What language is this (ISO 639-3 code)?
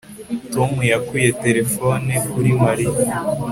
kin